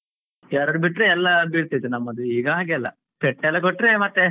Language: Kannada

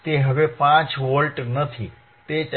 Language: Gujarati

